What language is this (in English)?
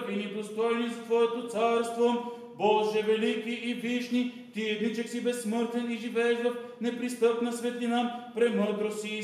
Bulgarian